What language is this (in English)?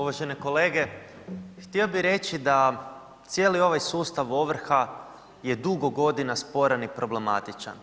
Croatian